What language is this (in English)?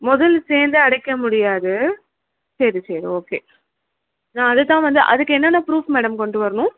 Tamil